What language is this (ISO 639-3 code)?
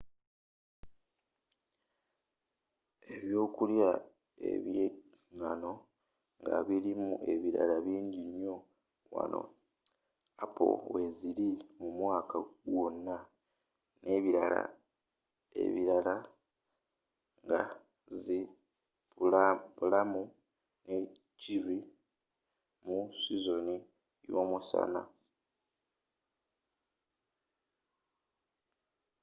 lug